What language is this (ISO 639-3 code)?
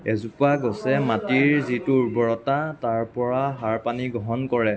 asm